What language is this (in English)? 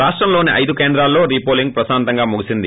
Telugu